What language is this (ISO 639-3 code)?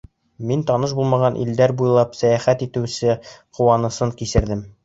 bak